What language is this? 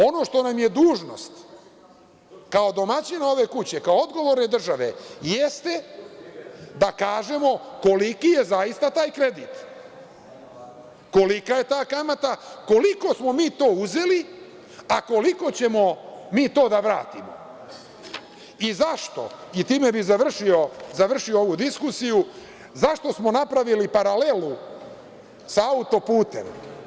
Serbian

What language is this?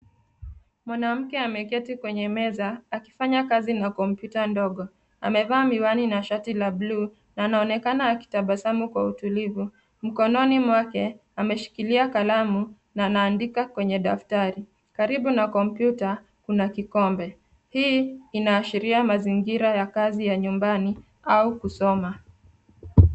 Swahili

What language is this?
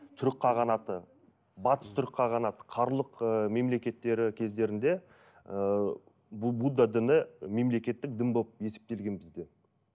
Kazakh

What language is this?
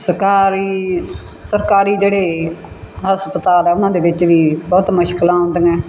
Punjabi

